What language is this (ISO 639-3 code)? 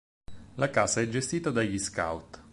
ita